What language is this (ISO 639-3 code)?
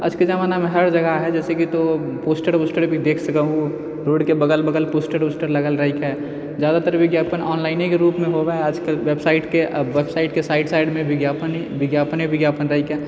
mai